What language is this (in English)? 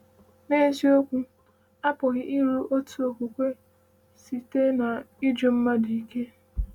Igbo